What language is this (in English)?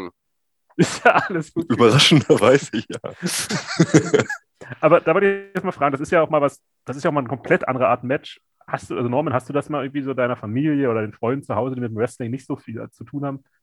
German